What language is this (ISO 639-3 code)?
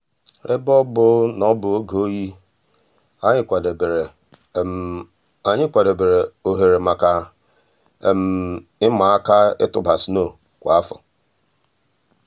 ibo